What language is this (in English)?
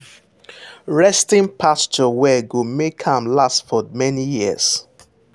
Nigerian Pidgin